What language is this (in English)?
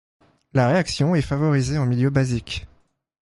French